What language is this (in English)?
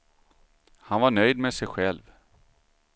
Swedish